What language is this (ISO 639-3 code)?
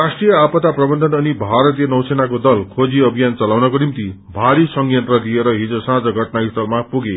nep